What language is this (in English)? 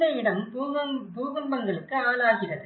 Tamil